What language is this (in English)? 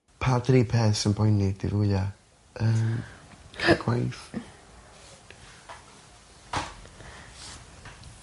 Welsh